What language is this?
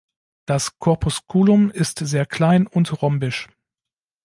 German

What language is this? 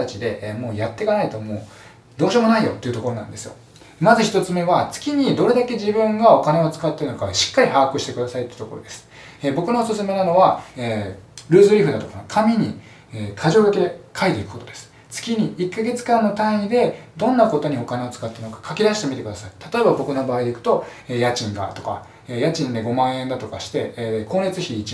Japanese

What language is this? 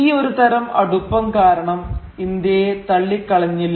Malayalam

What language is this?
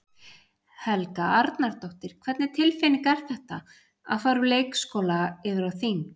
Icelandic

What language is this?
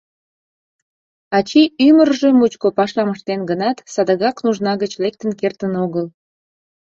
Mari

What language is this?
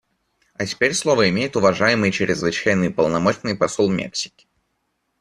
Russian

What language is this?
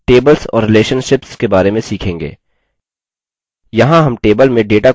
Hindi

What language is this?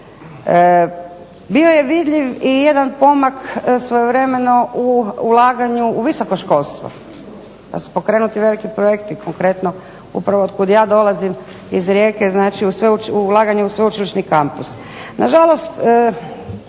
Croatian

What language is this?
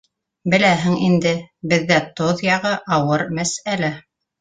Bashkir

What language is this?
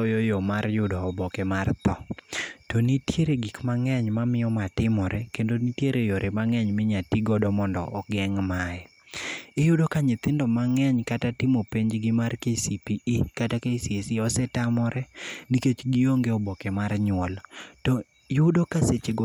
Luo (Kenya and Tanzania)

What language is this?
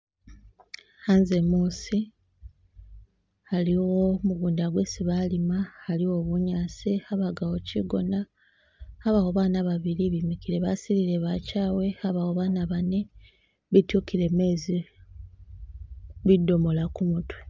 Masaaba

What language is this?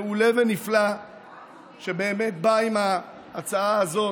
Hebrew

